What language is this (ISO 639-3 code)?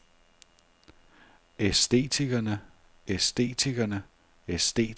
dan